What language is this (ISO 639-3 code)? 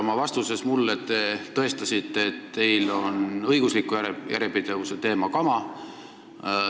est